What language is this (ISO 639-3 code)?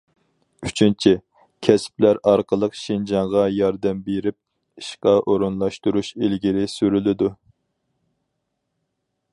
uig